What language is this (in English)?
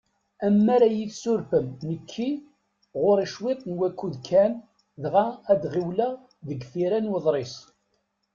Kabyle